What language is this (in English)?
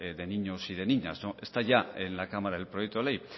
Spanish